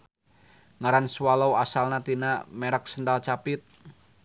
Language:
Sundanese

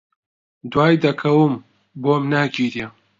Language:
Central Kurdish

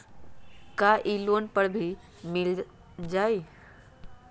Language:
Magahi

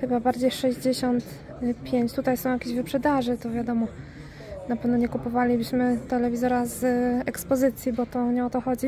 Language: Polish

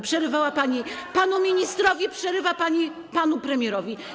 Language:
Polish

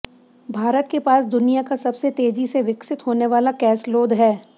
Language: Hindi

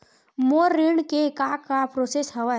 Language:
Chhattisgarhi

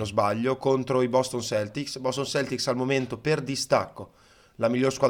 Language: Italian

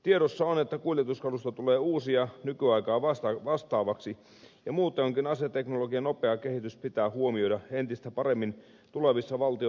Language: Finnish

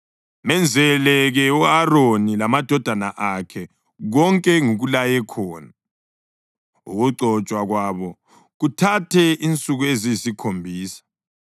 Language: North Ndebele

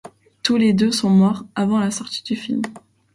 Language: French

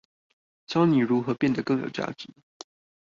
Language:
Chinese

